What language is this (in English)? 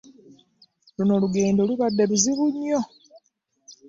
Ganda